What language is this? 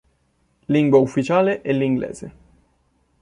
Italian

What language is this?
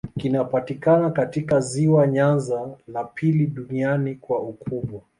Swahili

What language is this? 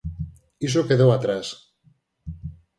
Galician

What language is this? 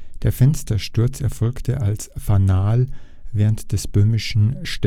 German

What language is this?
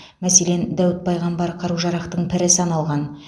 Kazakh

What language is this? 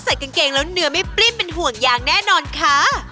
Thai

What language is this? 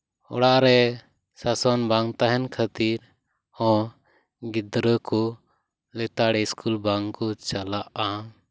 Santali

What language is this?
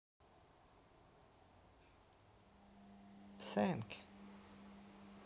Russian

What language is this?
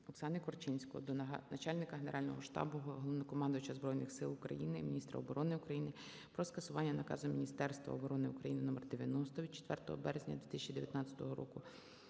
Ukrainian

